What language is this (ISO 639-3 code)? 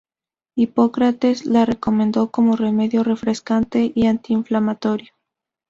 spa